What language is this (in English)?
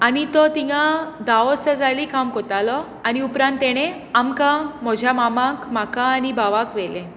Konkani